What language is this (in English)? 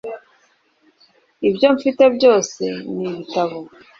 Kinyarwanda